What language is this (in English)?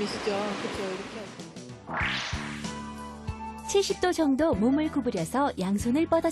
Korean